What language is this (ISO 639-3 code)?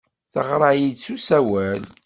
kab